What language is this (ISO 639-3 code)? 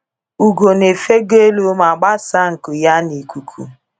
ibo